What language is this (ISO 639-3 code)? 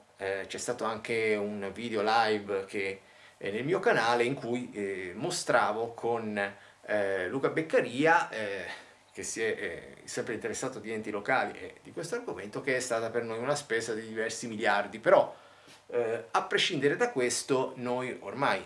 ita